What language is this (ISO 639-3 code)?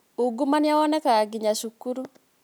kik